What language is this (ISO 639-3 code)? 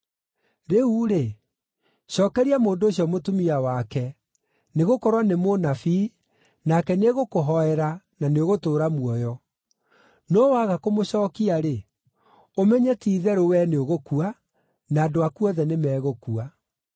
kik